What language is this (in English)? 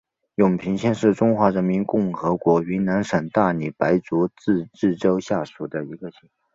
Chinese